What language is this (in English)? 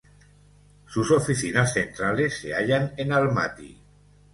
Spanish